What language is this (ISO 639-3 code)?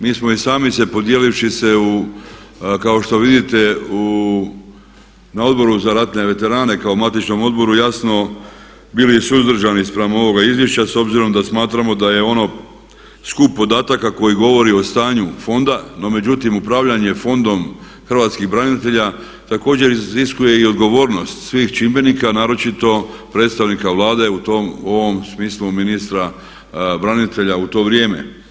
hrv